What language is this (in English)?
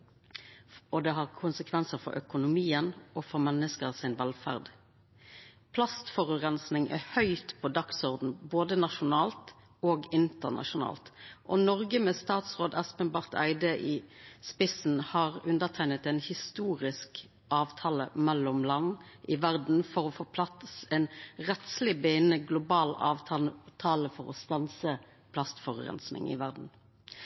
Norwegian Nynorsk